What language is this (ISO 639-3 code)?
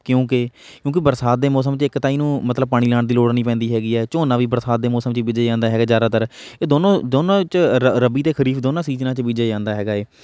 pan